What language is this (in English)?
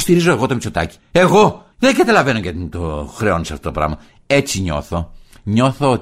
Greek